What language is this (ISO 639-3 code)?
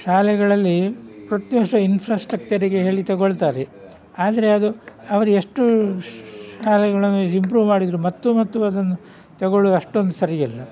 kan